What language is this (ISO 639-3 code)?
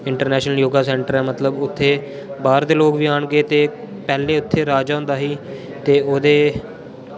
doi